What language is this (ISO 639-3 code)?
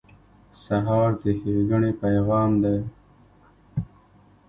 pus